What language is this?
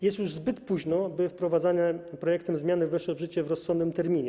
Polish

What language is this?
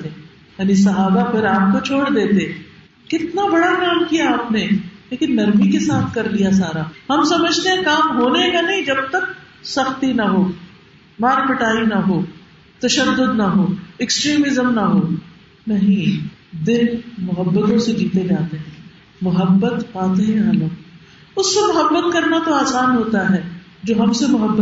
Urdu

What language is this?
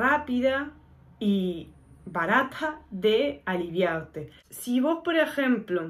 Spanish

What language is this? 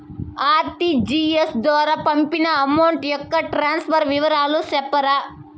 Telugu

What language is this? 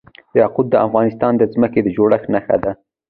Pashto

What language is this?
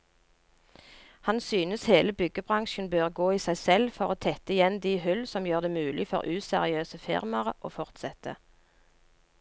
Norwegian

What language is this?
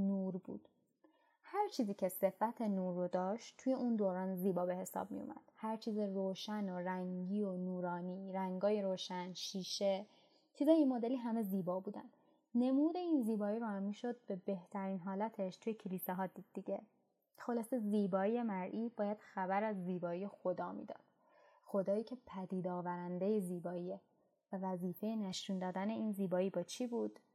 Persian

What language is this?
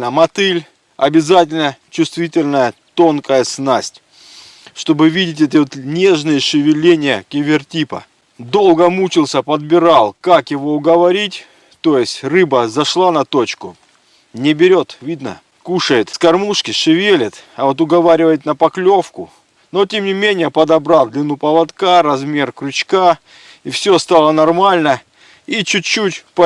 Russian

